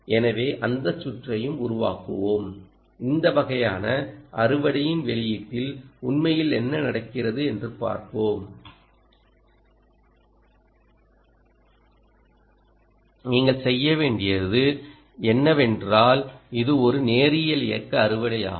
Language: Tamil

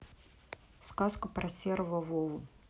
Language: Russian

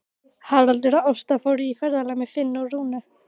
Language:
Icelandic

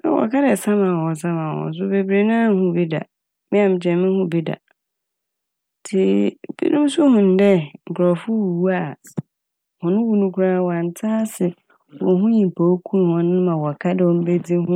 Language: Akan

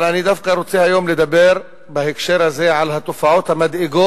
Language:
Hebrew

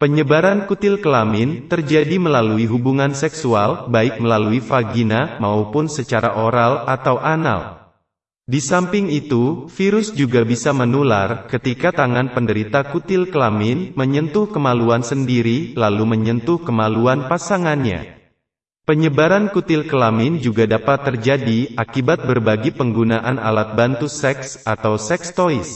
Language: Indonesian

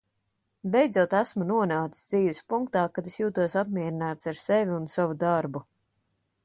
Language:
Latvian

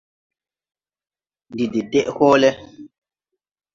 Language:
Tupuri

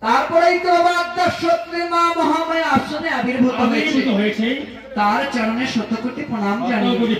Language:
Indonesian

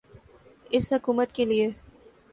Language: Urdu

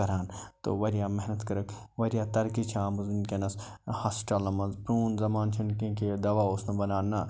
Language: Kashmiri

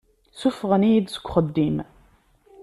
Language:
Kabyle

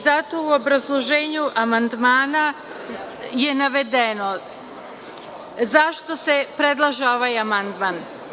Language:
Serbian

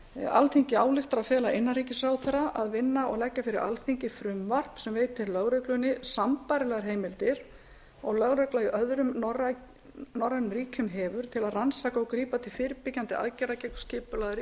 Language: Icelandic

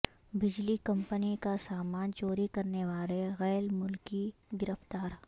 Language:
Urdu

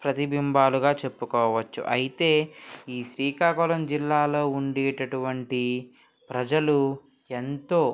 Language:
Telugu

